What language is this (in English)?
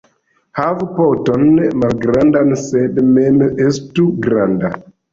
Esperanto